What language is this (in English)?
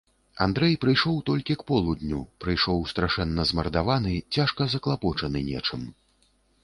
Belarusian